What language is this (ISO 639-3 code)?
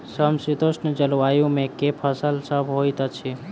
mai